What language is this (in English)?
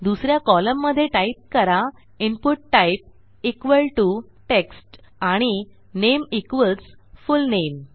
Marathi